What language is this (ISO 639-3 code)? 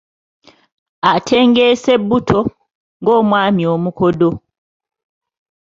lug